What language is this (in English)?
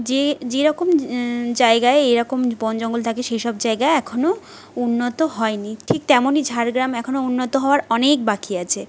Bangla